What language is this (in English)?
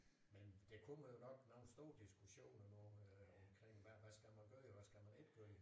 Danish